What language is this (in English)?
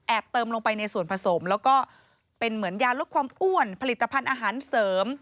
Thai